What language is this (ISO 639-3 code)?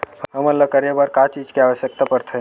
hne